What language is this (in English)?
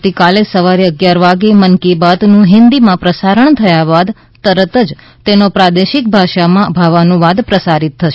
Gujarati